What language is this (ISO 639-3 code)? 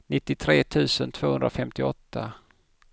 swe